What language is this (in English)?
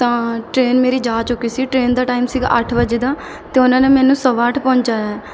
Punjabi